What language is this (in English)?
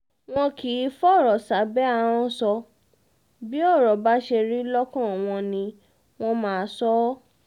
Yoruba